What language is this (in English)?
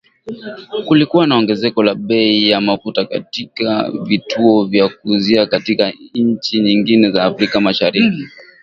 Swahili